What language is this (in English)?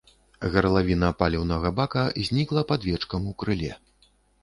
Belarusian